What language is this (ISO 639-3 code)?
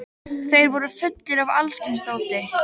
isl